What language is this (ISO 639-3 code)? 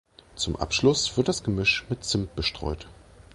deu